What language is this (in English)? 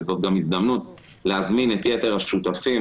Hebrew